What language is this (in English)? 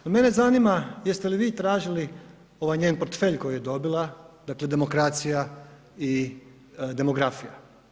Croatian